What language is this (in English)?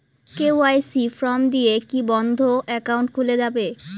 Bangla